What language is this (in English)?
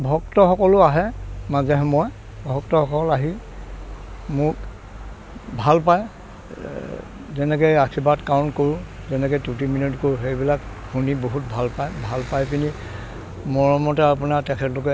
Assamese